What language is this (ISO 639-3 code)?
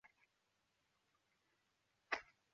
zho